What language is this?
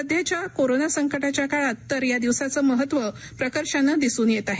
Marathi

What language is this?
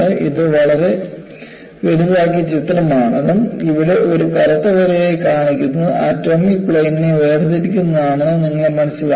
Malayalam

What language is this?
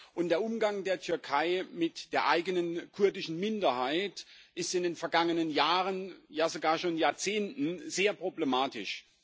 German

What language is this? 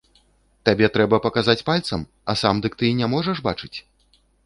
Belarusian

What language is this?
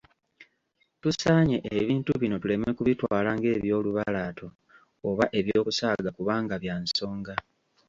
Ganda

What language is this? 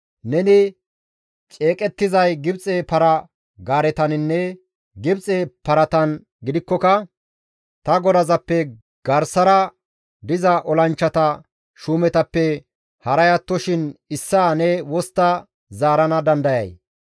Gamo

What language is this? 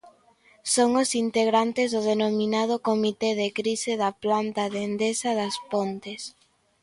Galician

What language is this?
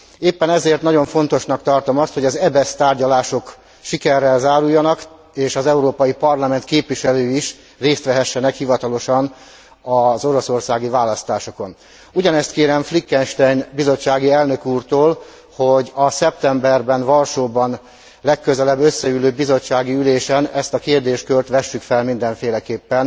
Hungarian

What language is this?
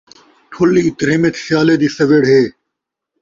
Saraiki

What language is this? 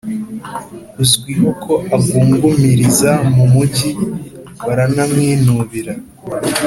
Kinyarwanda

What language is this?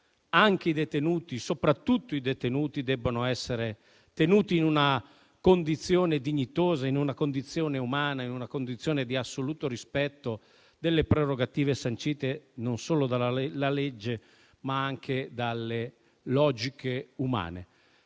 Italian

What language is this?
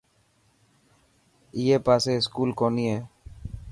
Dhatki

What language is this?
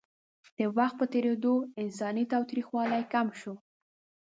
Pashto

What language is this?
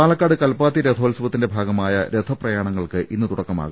Malayalam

